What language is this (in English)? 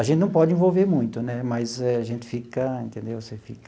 Portuguese